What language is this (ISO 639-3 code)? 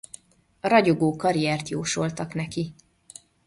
hun